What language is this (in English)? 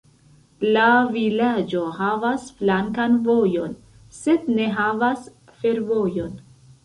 Esperanto